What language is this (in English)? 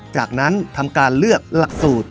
Thai